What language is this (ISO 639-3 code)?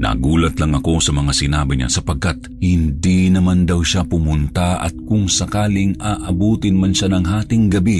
fil